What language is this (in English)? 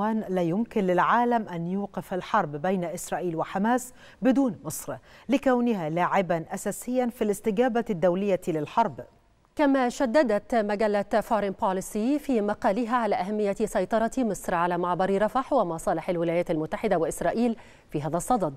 Arabic